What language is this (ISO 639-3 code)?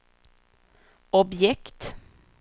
swe